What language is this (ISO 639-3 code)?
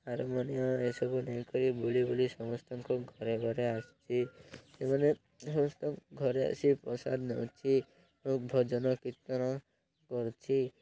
ori